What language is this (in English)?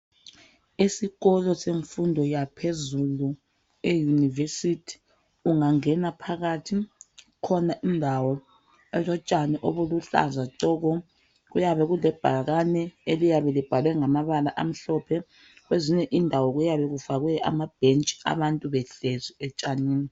North Ndebele